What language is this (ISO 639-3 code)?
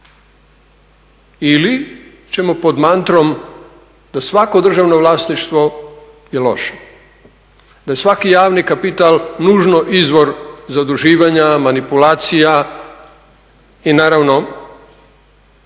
hrv